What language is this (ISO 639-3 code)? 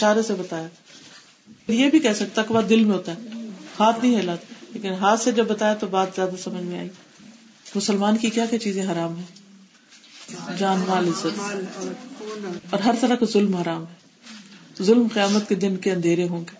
urd